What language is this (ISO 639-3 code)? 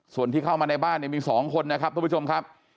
tha